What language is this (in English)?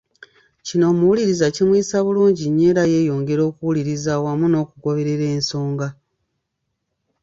Ganda